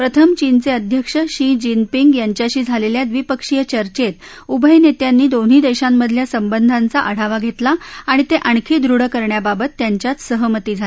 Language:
Marathi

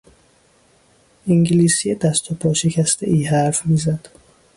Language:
Persian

